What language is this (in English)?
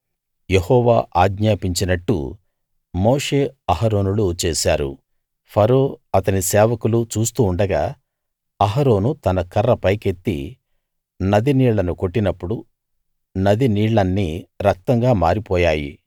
Telugu